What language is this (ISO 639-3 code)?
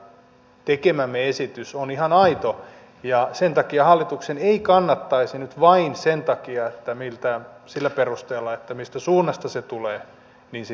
fin